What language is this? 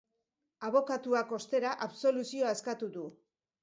Basque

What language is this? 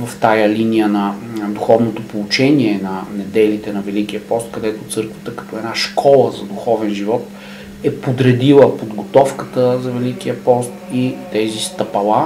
Bulgarian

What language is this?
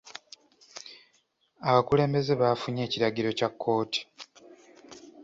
Ganda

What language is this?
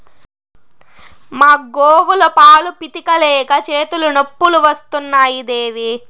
Telugu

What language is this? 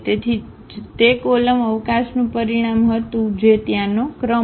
Gujarati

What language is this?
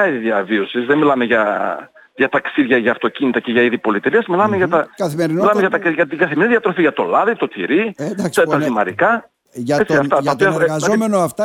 Greek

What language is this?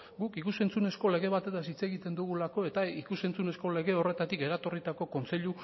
Basque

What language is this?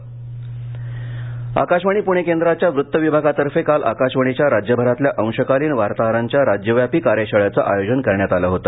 Marathi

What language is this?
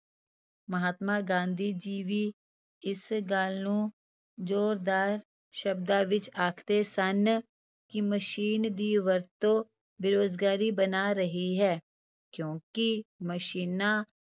Punjabi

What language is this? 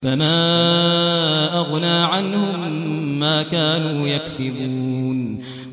Arabic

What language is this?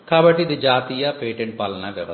Telugu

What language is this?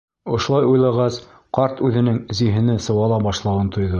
Bashkir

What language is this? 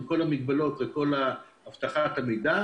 Hebrew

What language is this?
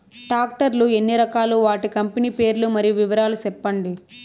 Telugu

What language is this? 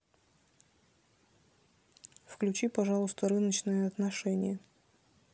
Russian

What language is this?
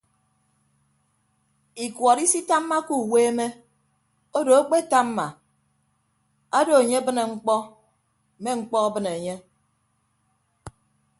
Ibibio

